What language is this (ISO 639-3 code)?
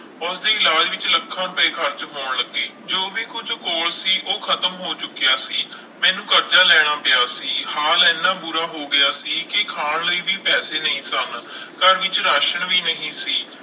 pan